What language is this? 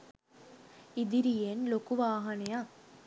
Sinhala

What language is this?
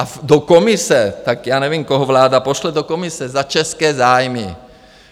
Czech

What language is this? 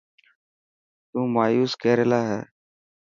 Dhatki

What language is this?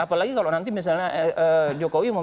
Indonesian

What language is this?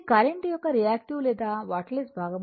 Telugu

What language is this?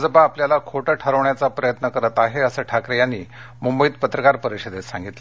Marathi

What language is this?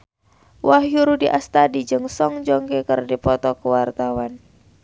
Sundanese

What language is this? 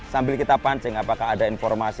Indonesian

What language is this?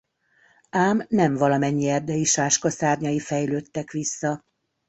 Hungarian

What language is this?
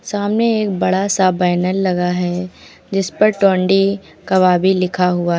Hindi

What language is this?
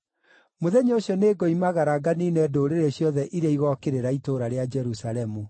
Kikuyu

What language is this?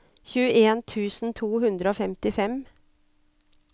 Norwegian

